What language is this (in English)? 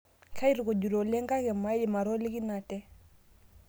Masai